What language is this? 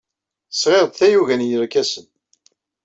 Kabyle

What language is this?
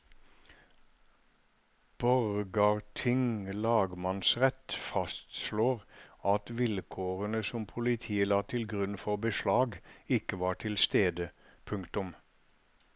Norwegian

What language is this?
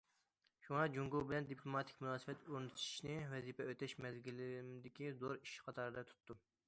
Uyghur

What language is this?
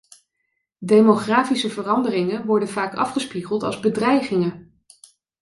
Dutch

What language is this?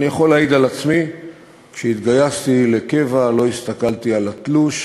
Hebrew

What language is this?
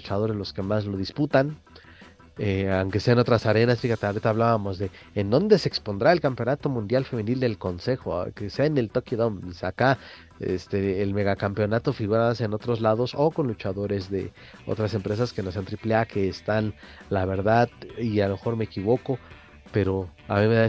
Spanish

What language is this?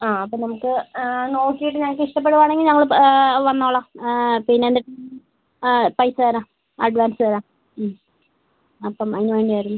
Malayalam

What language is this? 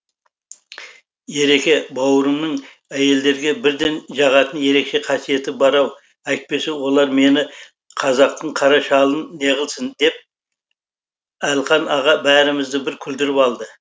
Kazakh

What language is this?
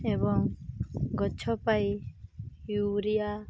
Odia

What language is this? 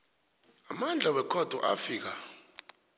South Ndebele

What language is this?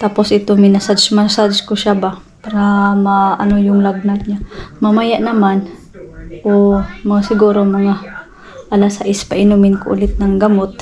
Filipino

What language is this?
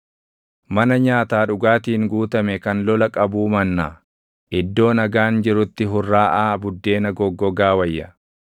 Oromo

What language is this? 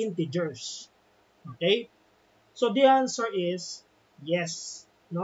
Filipino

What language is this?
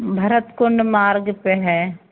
Hindi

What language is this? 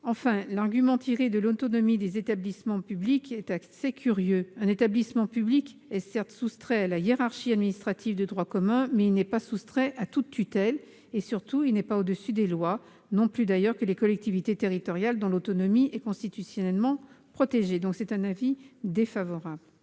French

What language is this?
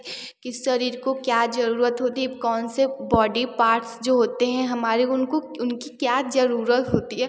Hindi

